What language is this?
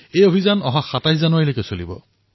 Assamese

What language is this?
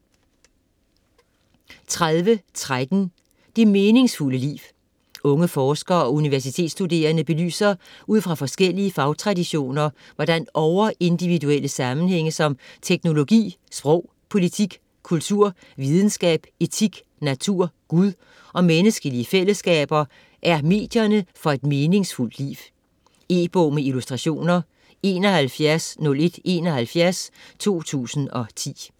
Danish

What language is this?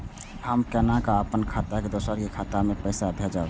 Maithili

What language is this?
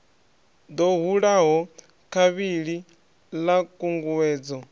Venda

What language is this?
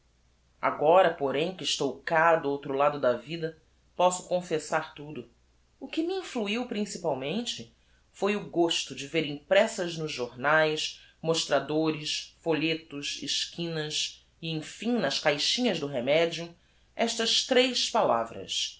Portuguese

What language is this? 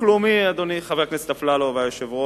Hebrew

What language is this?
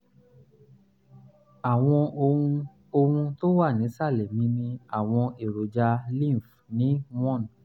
Yoruba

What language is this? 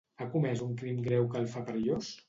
Catalan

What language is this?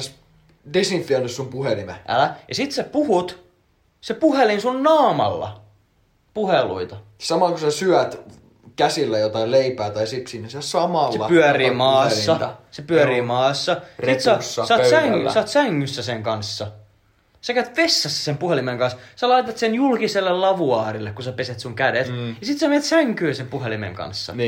Finnish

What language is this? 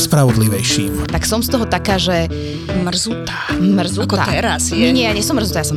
Slovak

